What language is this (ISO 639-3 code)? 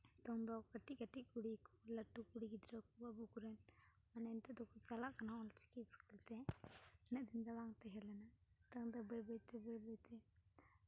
sat